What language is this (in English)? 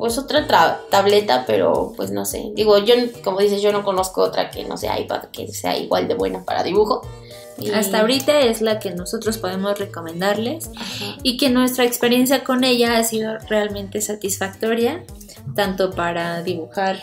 Spanish